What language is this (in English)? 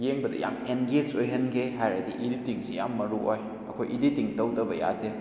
Manipuri